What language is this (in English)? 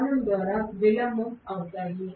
Telugu